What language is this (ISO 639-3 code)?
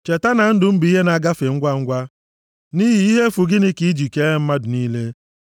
ibo